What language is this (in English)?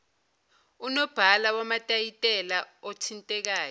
Zulu